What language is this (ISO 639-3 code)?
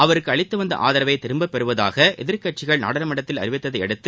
tam